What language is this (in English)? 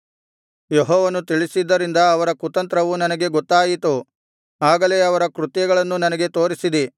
Kannada